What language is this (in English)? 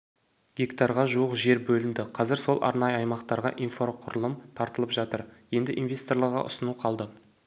Kazakh